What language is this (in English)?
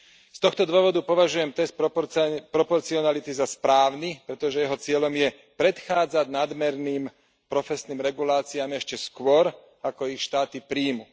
Slovak